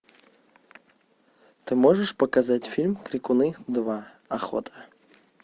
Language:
Russian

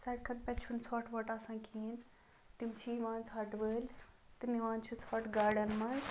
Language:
Kashmiri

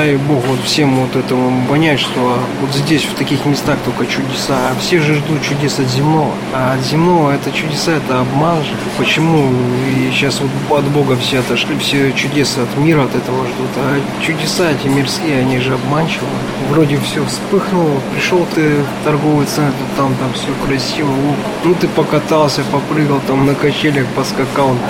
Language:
Russian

